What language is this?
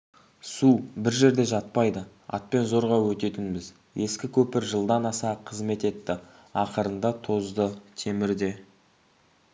Kazakh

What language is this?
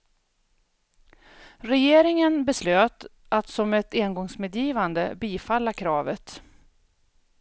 Swedish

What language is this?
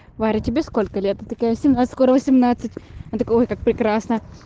Russian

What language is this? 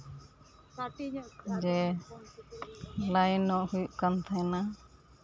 Santali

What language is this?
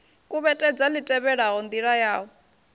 Venda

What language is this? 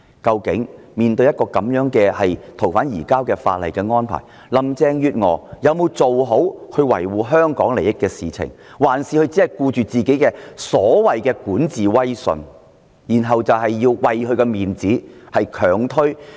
Cantonese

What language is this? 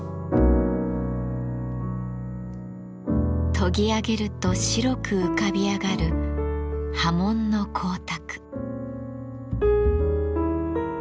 Japanese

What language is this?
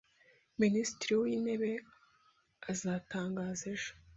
Kinyarwanda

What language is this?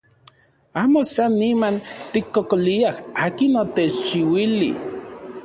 Central Puebla Nahuatl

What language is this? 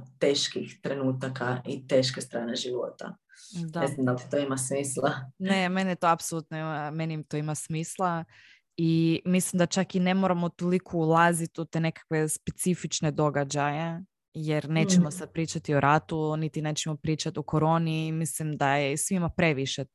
Croatian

